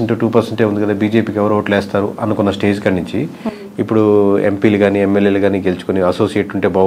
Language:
Telugu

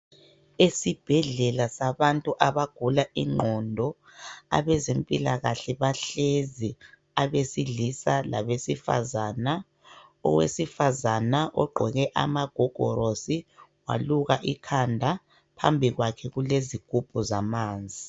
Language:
North Ndebele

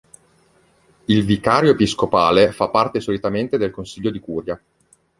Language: Italian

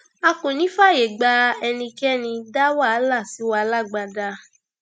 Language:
Yoruba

